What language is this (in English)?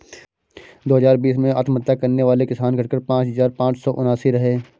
Hindi